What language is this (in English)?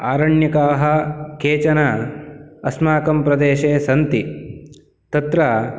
Sanskrit